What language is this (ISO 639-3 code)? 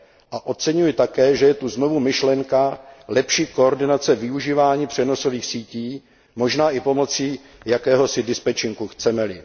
ces